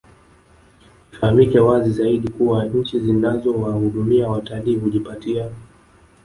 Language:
Swahili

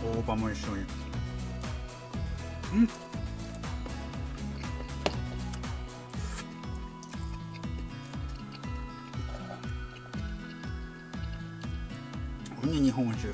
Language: Japanese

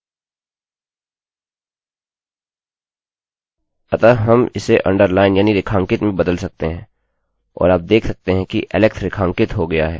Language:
Hindi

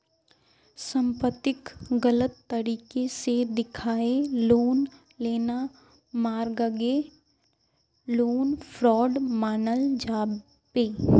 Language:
Magahi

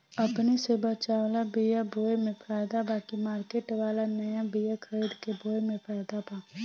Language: Bhojpuri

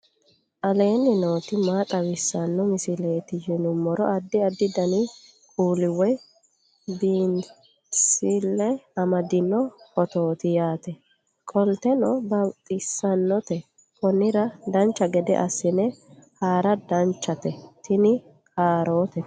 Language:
Sidamo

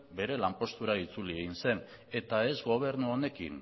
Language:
Basque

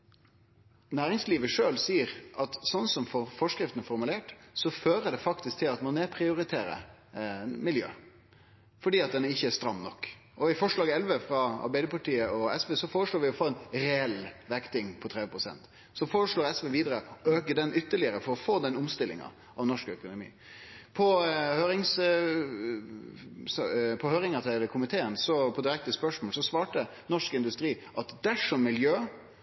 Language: Norwegian Nynorsk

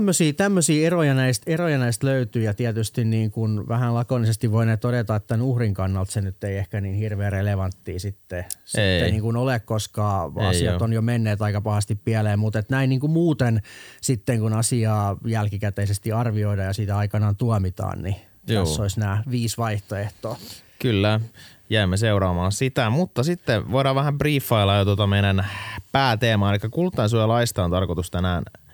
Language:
Finnish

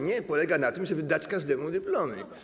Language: Polish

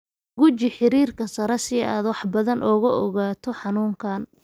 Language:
Somali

